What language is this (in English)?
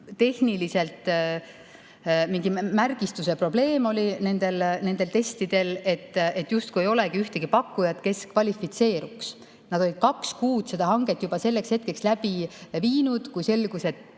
Estonian